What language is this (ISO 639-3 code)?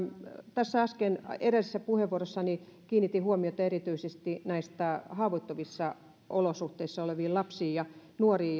fin